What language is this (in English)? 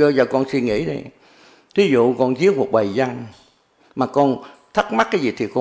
Vietnamese